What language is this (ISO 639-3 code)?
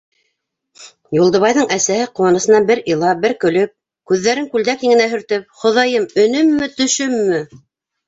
bak